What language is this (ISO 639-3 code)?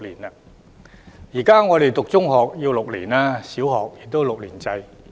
yue